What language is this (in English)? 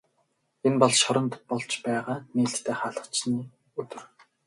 Mongolian